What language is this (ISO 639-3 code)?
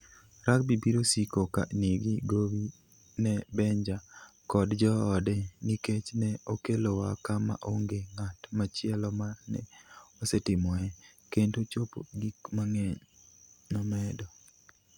luo